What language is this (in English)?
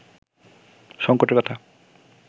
Bangla